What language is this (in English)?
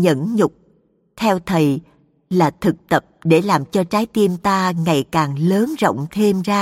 Vietnamese